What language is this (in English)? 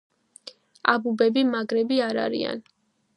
Georgian